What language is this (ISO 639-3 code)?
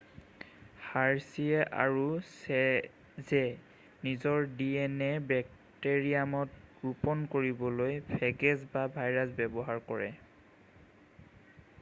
asm